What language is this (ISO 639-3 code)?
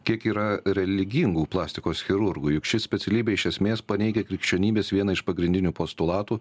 lit